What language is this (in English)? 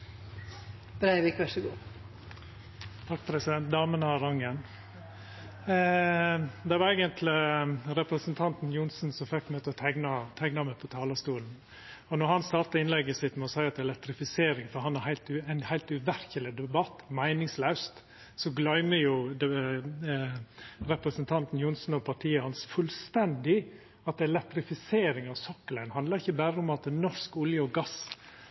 Norwegian Nynorsk